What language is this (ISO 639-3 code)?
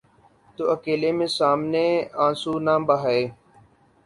urd